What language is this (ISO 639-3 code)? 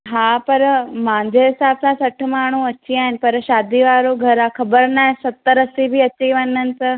snd